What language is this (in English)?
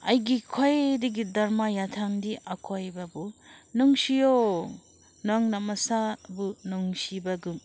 Manipuri